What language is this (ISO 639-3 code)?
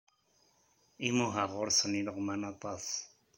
kab